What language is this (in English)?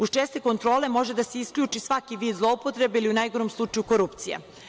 Serbian